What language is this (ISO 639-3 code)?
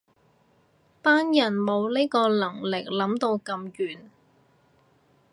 yue